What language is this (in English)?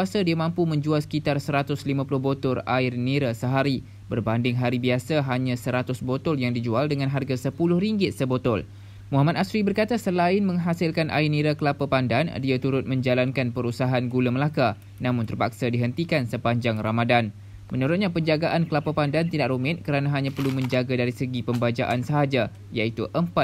Malay